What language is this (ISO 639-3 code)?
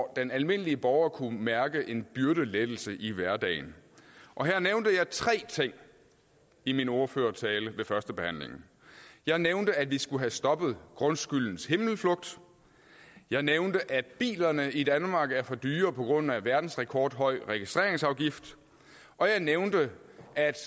dan